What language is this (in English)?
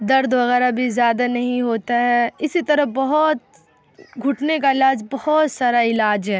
Urdu